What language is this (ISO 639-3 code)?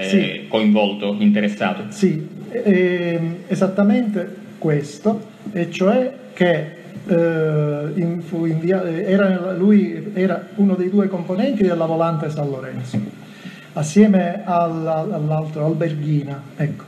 ita